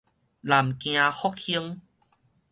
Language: Min Nan Chinese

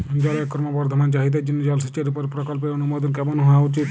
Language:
Bangla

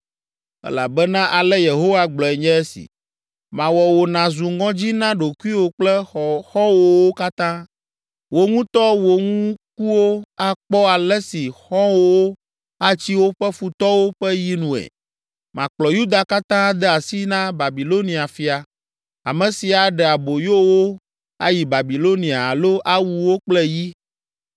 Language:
Ewe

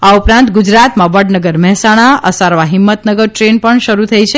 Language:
Gujarati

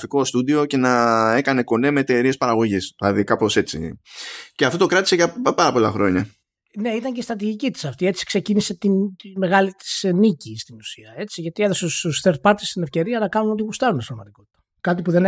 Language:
Greek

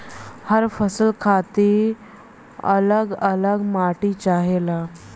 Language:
Bhojpuri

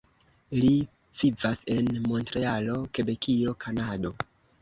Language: Esperanto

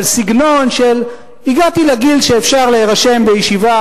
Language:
Hebrew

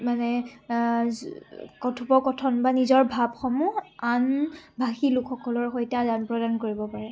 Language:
Assamese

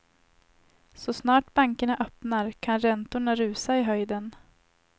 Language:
Swedish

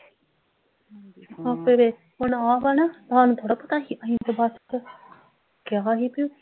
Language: Punjabi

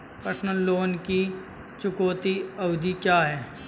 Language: Hindi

